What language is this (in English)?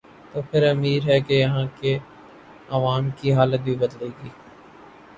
Urdu